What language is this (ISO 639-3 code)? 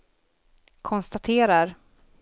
swe